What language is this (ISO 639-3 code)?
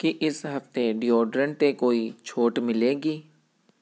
pan